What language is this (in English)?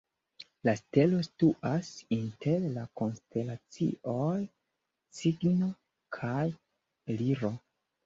Esperanto